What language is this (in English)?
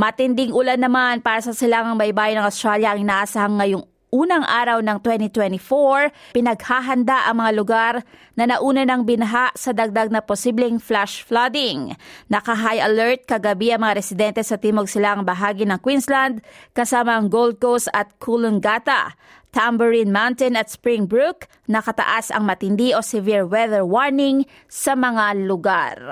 Filipino